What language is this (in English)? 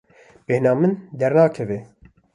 Kurdish